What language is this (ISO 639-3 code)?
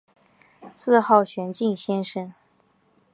zho